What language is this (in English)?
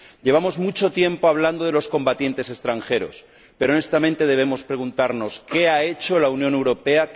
Spanish